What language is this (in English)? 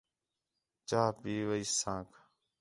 Khetrani